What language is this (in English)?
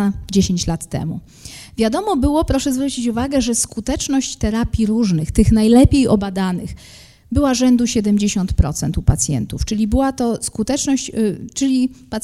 Polish